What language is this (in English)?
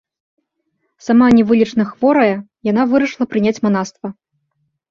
Belarusian